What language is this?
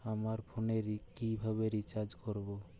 Bangla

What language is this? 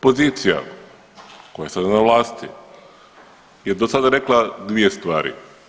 Croatian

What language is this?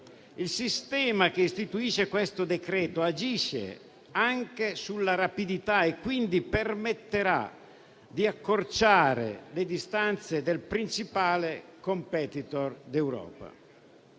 Italian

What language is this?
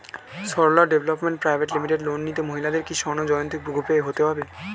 Bangla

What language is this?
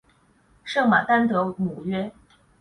Chinese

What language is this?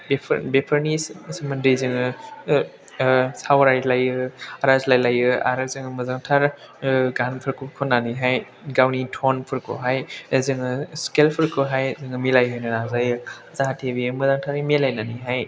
Bodo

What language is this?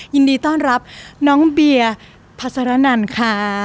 Thai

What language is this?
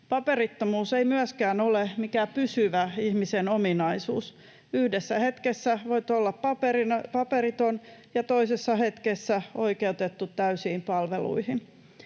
Finnish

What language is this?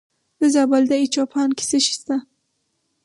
Pashto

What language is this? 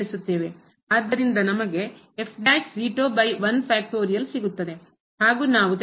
Kannada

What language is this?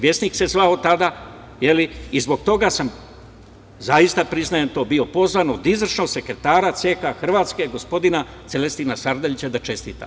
Serbian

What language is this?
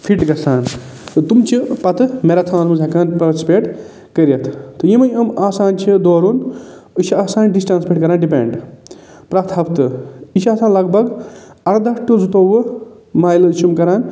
Kashmiri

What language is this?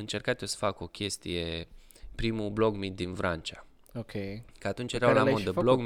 Romanian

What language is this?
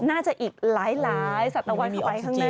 Thai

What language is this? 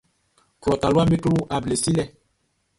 Baoulé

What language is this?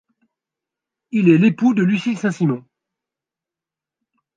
French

